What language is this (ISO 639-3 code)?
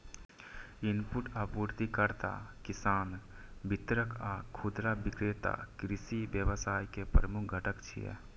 mai